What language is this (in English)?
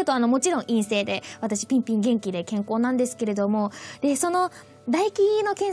Japanese